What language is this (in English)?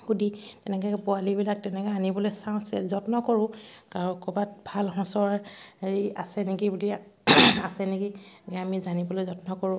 Assamese